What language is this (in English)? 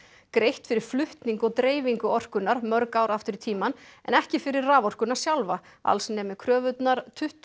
Icelandic